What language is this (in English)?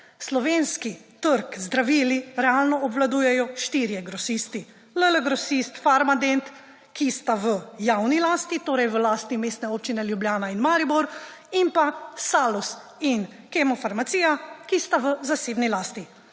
Slovenian